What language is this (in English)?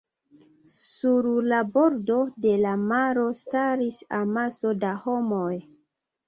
Esperanto